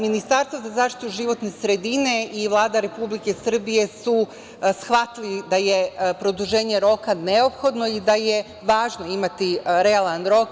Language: Serbian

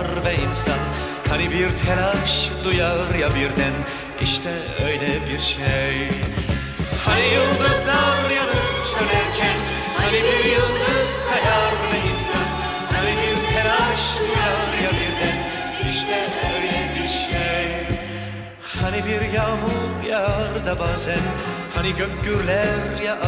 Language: Turkish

